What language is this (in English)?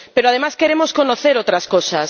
Spanish